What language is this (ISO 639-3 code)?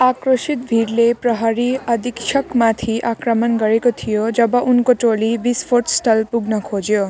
nep